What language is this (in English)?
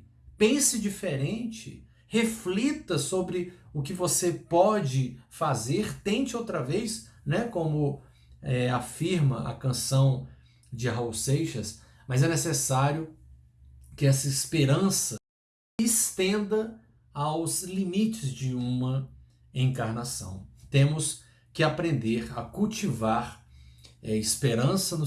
Portuguese